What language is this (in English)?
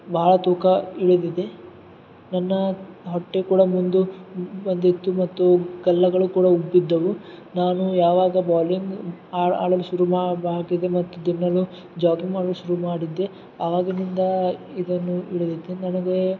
Kannada